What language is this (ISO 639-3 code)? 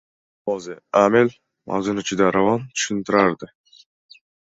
uzb